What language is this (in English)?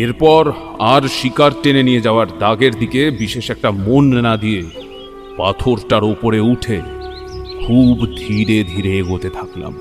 Bangla